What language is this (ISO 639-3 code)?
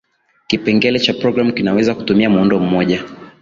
swa